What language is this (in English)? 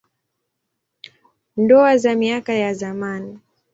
Swahili